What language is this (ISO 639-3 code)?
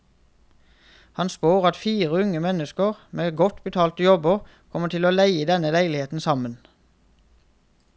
nor